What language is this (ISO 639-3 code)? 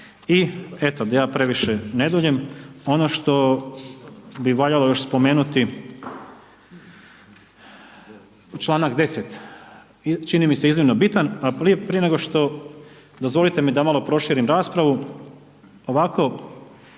hrv